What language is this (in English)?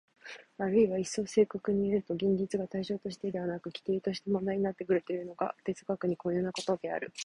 Japanese